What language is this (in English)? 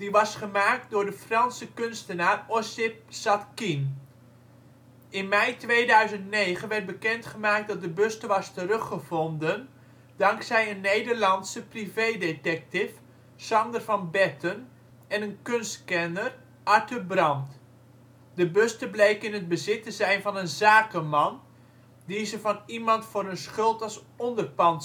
Dutch